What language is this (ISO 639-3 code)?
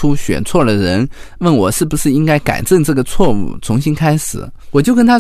zho